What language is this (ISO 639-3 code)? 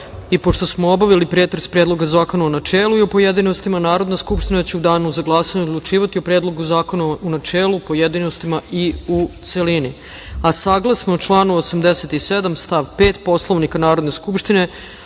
srp